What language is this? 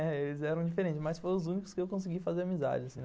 Portuguese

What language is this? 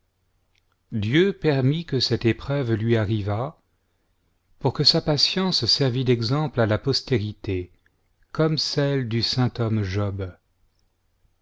French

